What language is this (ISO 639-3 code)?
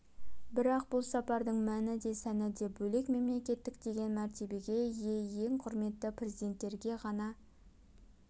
kaz